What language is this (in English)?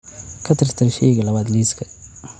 Somali